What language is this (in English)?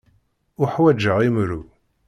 Kabyle